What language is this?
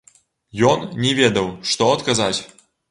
Belarusian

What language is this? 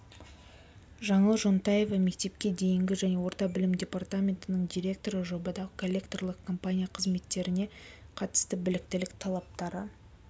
Kazakh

